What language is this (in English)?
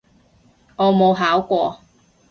Cantonese